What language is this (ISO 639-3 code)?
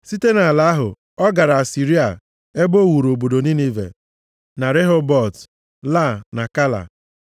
ibo